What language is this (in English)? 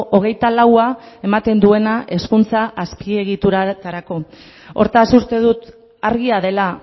Basque